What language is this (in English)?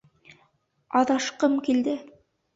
Bashkir